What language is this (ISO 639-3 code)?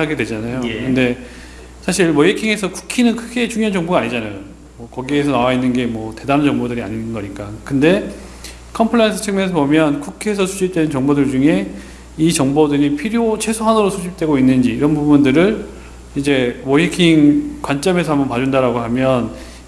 kor